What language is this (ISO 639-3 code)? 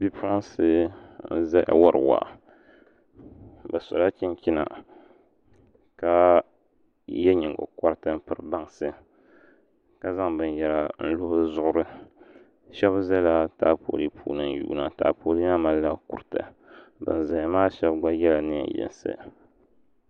dag